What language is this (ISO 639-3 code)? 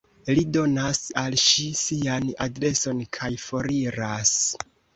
epo